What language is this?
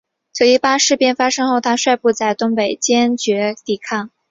Chinese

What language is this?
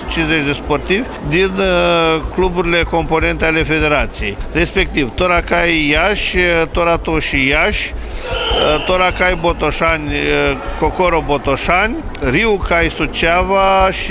Romanian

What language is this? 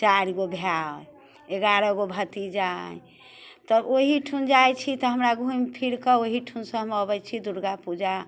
Maithili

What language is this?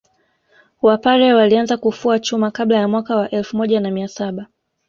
Swahili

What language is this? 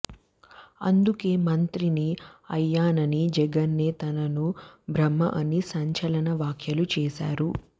Telugu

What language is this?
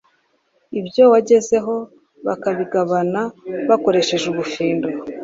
Kinyarwanda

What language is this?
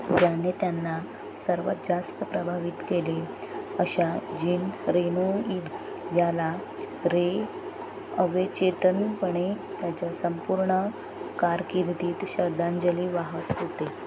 Marathi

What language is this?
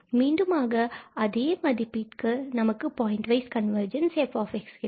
Tamil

